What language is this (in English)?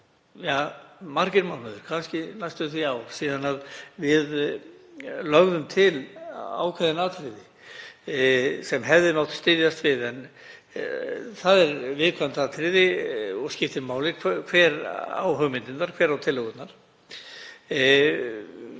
Icelandic